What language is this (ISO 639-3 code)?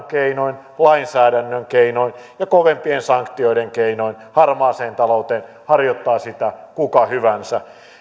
fin